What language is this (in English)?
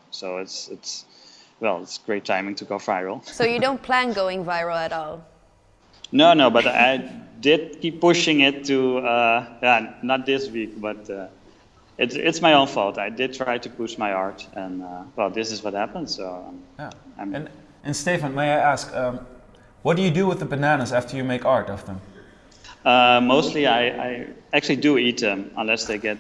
English